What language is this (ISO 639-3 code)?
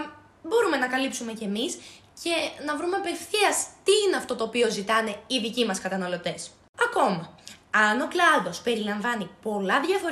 ell